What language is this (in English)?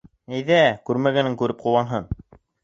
Bashkir